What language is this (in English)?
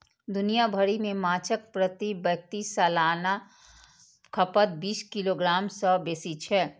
Maithili